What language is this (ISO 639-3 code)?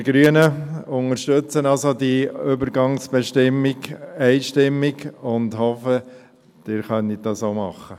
gsw